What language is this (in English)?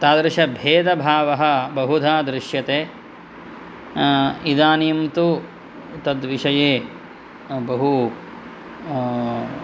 Sanskrit